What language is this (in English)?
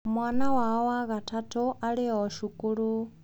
Kikuyu